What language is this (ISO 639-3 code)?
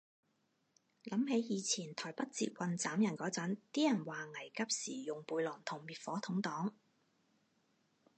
yue